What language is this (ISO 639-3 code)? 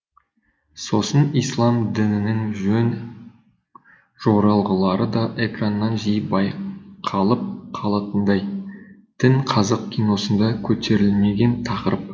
kaz